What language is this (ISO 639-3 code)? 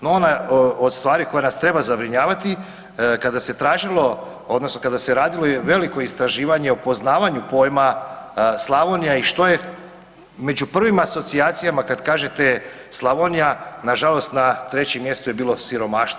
hrv